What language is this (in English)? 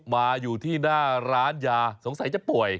Thai